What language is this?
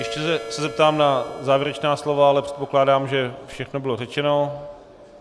Czech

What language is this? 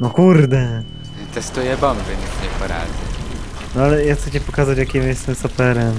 Polish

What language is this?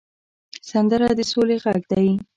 Pashto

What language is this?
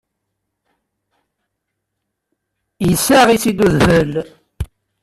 Kabyle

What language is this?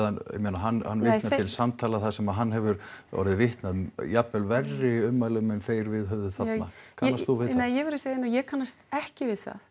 Icelandic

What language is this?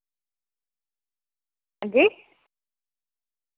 Dogri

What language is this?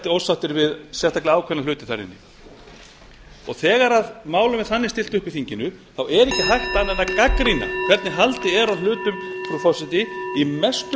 Icelandic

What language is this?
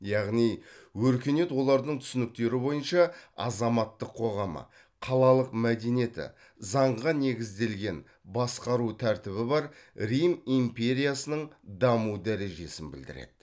Kazakh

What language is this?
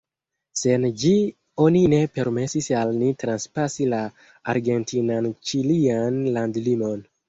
Esperanto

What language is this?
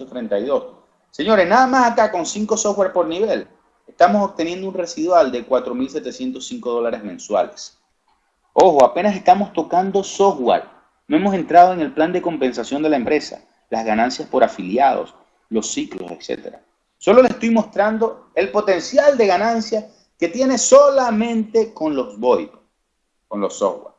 Spanish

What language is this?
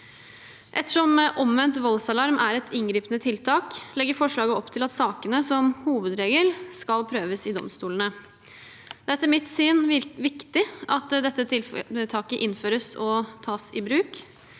Norwegian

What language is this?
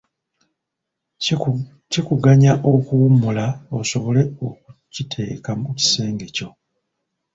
Ganda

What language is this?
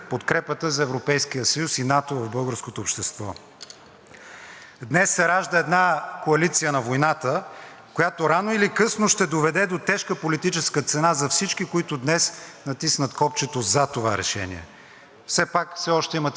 Bulgarian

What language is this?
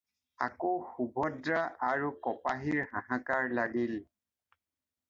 Assamese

